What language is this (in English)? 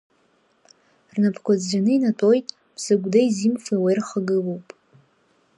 Abkhazian